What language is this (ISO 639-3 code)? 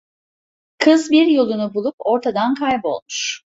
tur